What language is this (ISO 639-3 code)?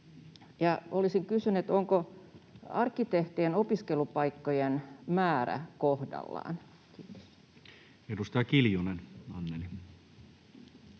fin